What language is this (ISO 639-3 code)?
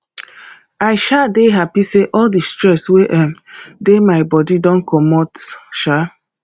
pcm